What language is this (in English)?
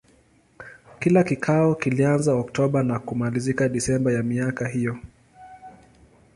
Swahili